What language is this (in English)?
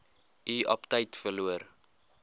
Afrikaans